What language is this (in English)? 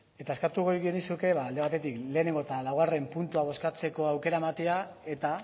Basque